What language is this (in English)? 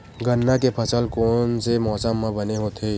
Chhattisgarhi